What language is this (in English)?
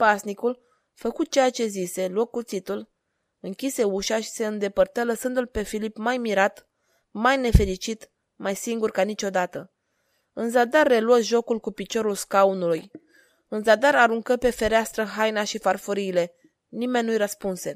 Romanian